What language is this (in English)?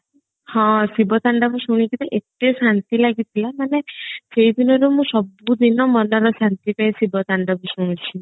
Odia